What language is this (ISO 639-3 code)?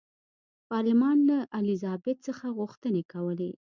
pus